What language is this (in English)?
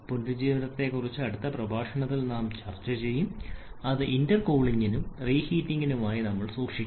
Malayalam